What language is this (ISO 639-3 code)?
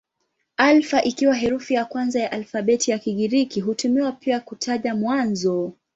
swa